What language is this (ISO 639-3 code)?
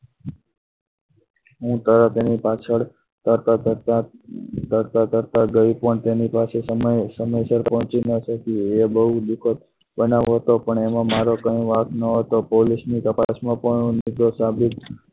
guj